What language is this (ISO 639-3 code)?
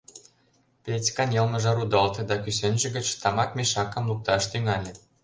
chm